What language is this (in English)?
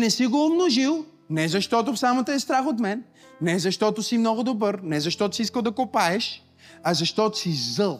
Bulgarian